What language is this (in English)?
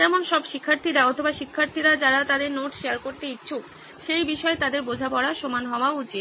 Bangla